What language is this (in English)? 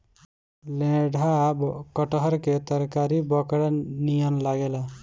Bhojpuri